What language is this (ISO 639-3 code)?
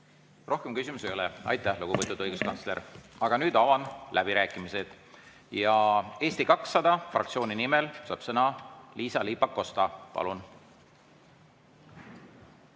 est